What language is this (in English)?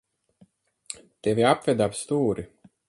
Latvian